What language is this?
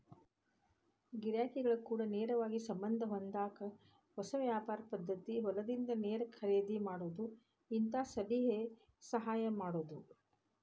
Kannada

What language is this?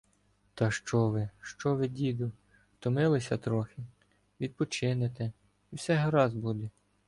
Ukrainian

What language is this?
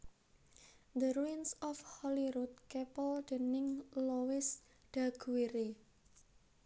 Javanese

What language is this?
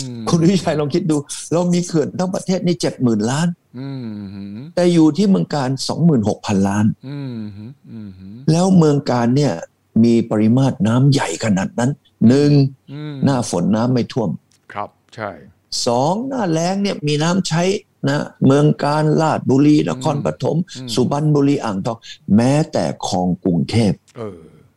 Thai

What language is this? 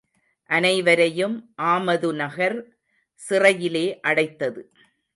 Tamil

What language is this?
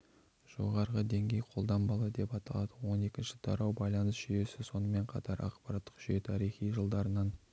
Kazakh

